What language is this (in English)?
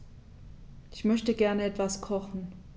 German